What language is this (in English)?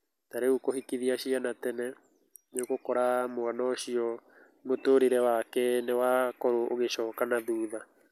Kikuyu